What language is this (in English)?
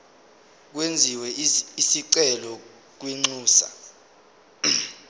Zulu